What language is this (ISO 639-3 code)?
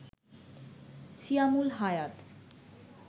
ben